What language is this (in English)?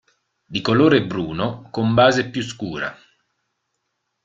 Italian